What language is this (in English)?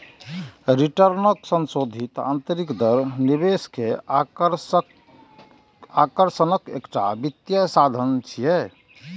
Maithili